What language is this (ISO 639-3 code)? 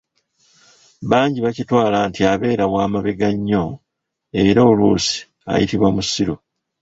lug